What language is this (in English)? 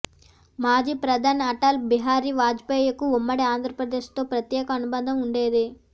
Telugu